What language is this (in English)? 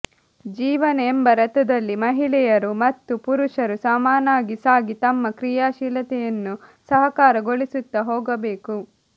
Kannada